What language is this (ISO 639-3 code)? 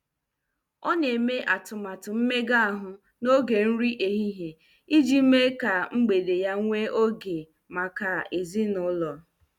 ibo